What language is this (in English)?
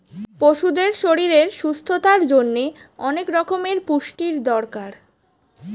Bangla